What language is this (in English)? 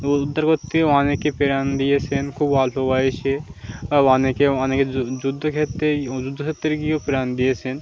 Bangla